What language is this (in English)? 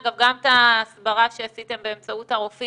Hebrew